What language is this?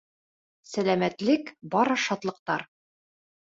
Bashkir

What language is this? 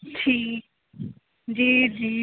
Punjabi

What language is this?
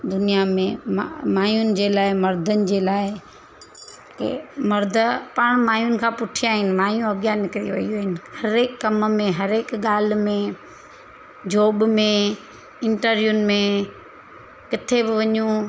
Sindhi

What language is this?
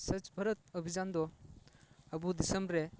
Santali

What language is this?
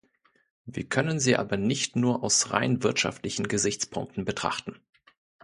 German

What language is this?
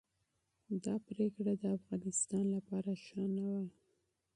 Pashto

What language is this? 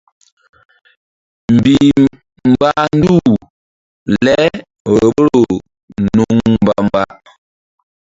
Mbum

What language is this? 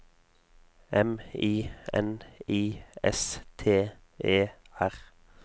Norwegian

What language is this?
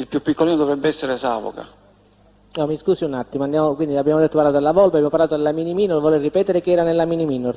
Italian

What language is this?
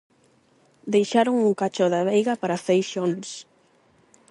Galician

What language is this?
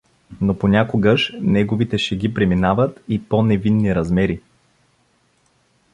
Bulgarian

